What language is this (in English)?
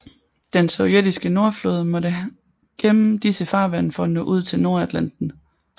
Danish